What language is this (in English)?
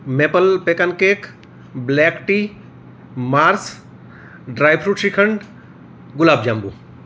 Gujarati